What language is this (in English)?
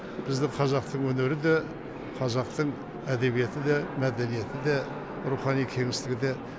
Kazakh